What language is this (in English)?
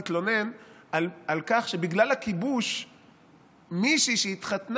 Hebrew